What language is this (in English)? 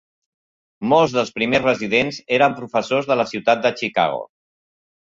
Catalan